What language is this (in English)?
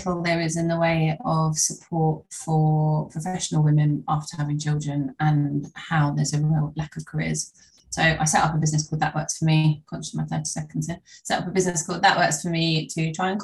English